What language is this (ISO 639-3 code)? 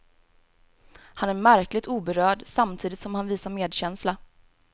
swe